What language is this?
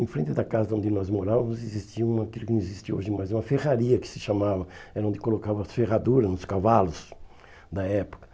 Portuguese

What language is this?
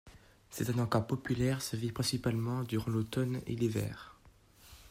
French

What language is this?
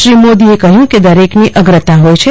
Gujarati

